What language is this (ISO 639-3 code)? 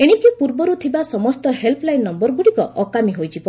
ori